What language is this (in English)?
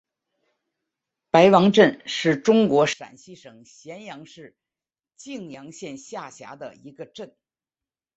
Chinese